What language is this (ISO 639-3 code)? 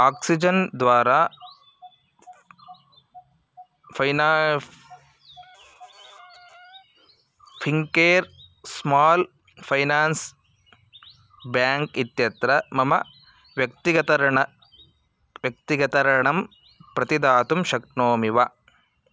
san